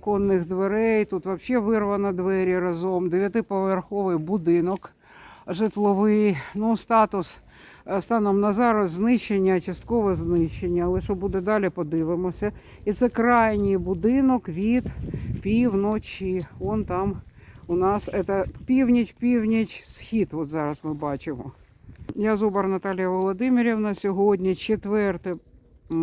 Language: Russian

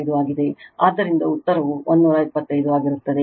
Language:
Kannada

